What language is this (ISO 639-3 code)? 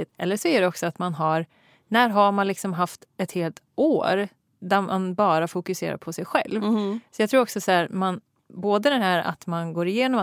swe